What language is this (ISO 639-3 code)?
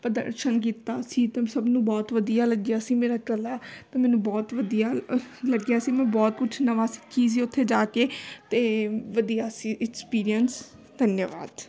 pan